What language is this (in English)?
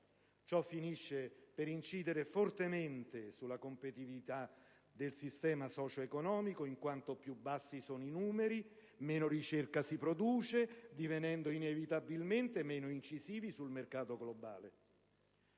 Italian